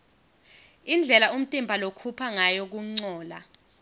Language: Swati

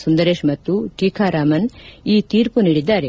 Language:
Kannada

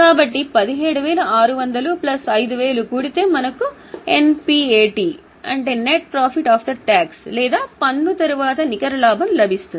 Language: Telugu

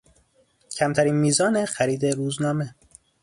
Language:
Persian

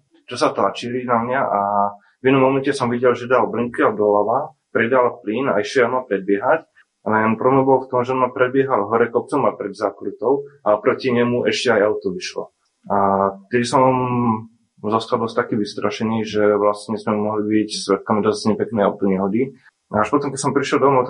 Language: Slovak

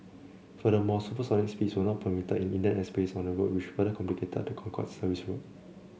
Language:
English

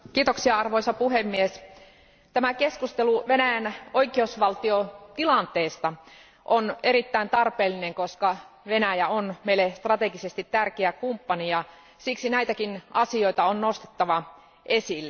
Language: Finnish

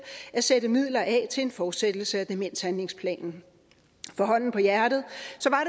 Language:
Danish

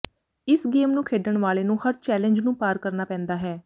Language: Punjabi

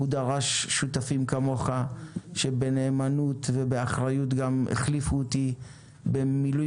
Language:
Hebrew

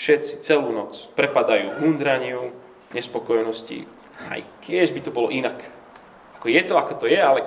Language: Slovak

